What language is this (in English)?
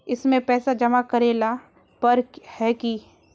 Magahi